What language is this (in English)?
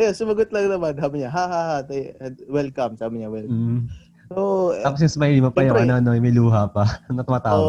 Filipino